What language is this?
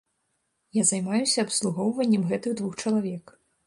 Belarusian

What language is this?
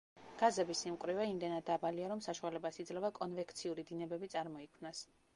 Georgian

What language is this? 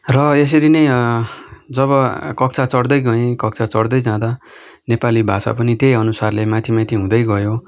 Nepali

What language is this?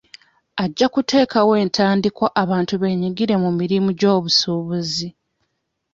Ganda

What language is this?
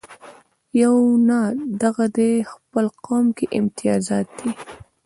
Pashto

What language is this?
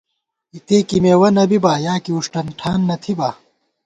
Gawar-Bati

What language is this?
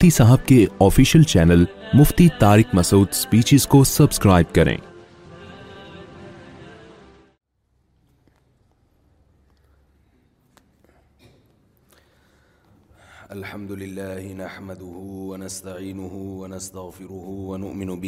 Urdu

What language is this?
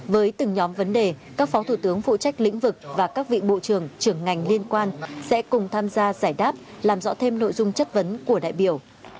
Vietnamese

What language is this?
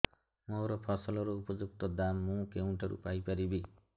Odia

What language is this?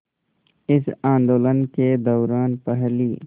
Hindi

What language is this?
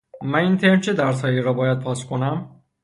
Persian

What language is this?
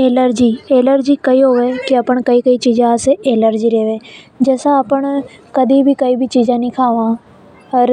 Hadothi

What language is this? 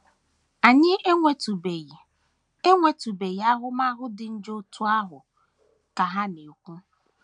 Igbo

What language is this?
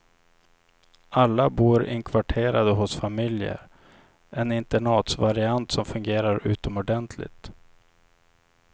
Swedish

